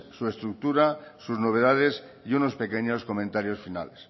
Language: Spanish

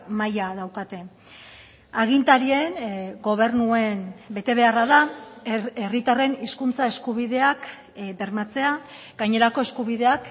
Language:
Basque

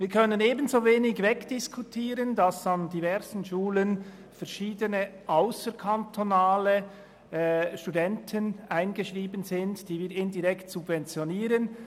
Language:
Swiss German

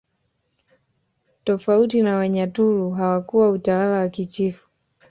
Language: Swahili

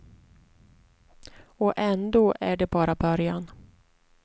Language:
Swedish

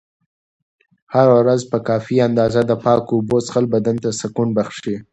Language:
Pashto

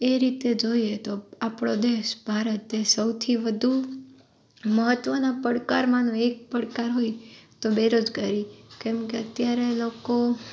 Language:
Gujarati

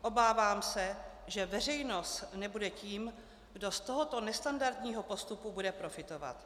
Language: Czech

